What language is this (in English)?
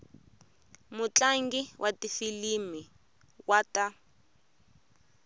Tsonga